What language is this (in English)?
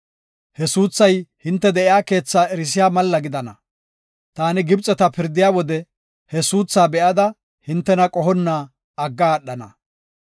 Gofa